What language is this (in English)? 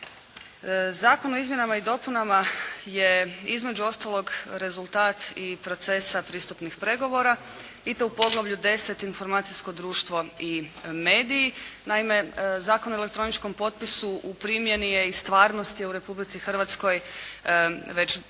Croatian